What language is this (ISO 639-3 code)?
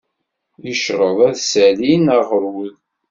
kab